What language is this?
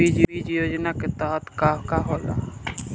Bhojpuri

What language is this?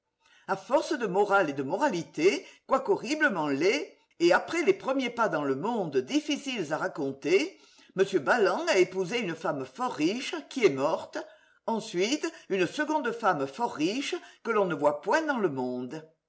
French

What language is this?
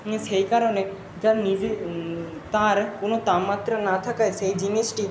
Bangla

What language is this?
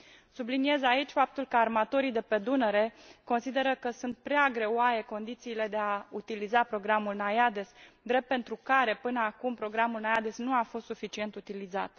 Romanian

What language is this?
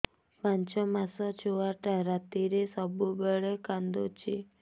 Odia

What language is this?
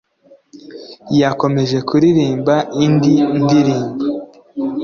Kinyarwanda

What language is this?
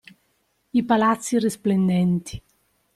Italian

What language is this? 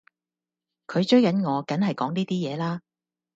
Cantonese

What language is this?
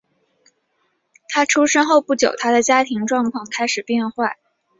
Chinese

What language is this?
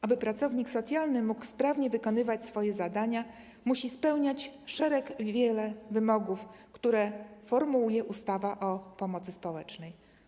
Polish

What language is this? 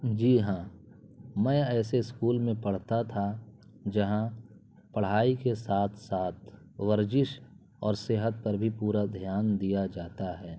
Urdu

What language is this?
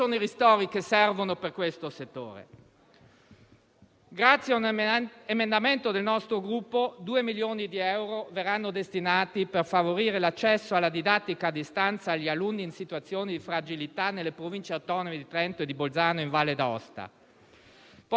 Italian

